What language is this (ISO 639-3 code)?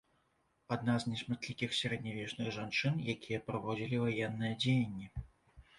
bel